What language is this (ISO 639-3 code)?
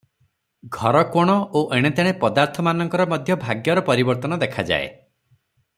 ori